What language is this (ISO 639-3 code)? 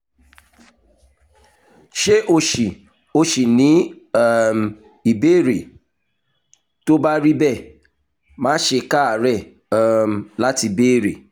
yor